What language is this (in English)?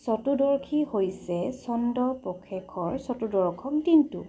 Assamese